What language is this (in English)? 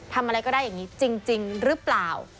Thai